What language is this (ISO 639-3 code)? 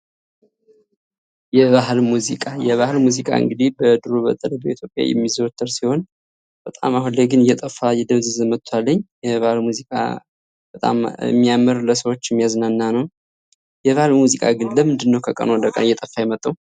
amh